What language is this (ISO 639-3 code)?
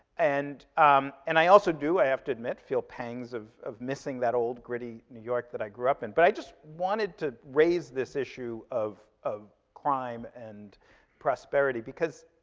eng